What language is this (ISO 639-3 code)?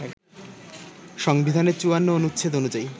ben